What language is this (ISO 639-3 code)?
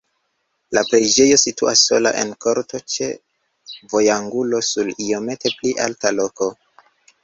epo